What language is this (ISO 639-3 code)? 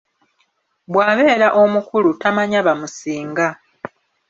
lug